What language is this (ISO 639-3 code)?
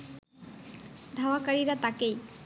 ben